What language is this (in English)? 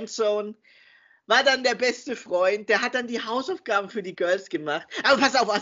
German